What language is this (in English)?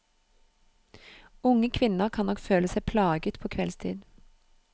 Norwegian